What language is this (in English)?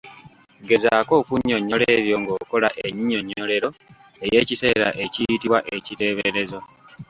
Ganda